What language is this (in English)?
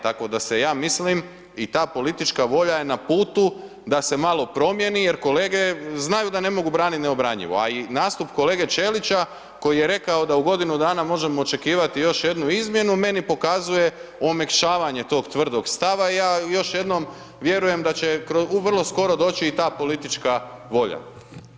Croatian